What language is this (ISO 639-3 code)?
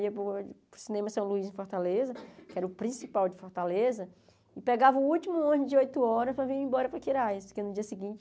por